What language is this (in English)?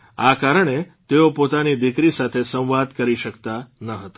Gujarati